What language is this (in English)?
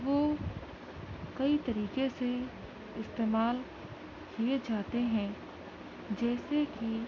Urdu